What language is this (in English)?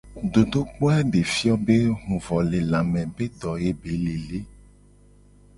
Gen